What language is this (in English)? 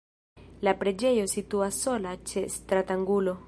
Esperanto